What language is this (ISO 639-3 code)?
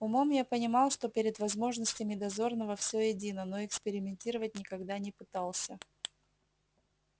rus